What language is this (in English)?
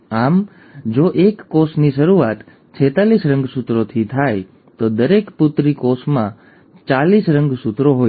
Gujarati